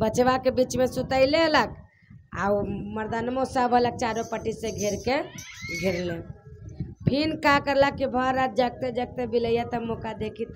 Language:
Hindi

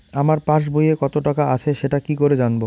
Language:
Bangla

